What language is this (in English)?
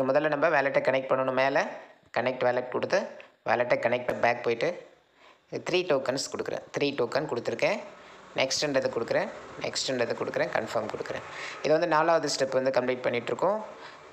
Tamil